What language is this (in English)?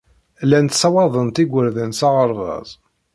Kabyle